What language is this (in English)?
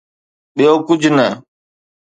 Sindhi